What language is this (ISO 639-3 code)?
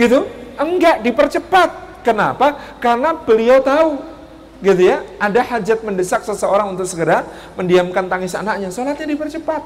ind